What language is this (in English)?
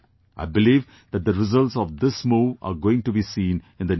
English